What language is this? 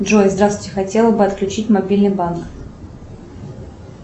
Russian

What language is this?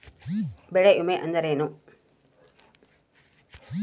Kannada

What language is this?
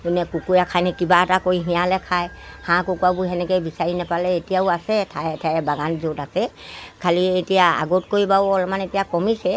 Assamese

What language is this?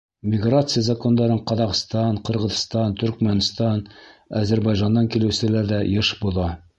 Bashkir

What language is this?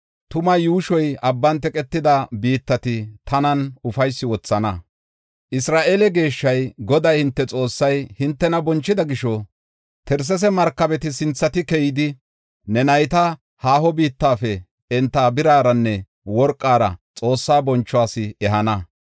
Gofa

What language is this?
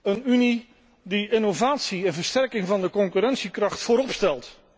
Dutch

